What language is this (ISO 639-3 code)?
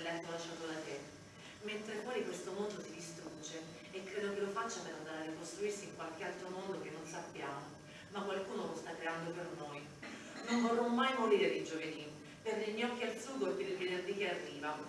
ita